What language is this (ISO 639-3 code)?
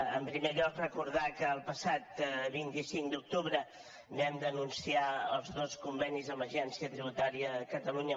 cat